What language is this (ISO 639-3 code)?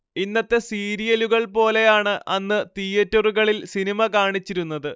mal